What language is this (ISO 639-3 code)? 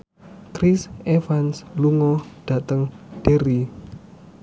jav